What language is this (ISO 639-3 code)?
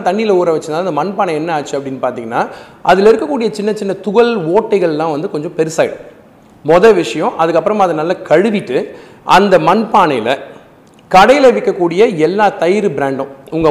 tam